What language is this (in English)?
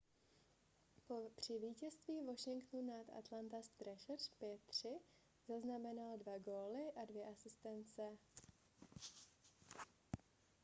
Czech